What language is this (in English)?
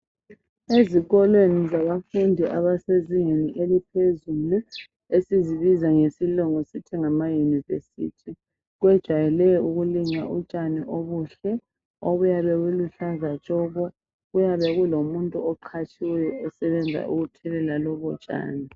North Ndebele